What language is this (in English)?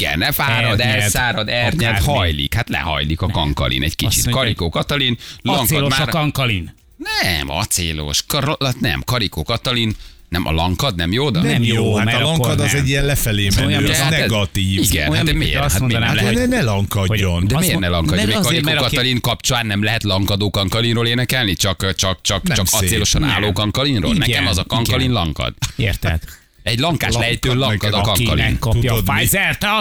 Hungarian